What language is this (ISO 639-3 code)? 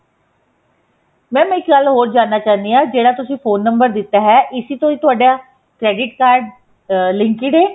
pan